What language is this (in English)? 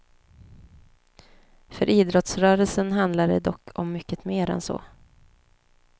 Swedish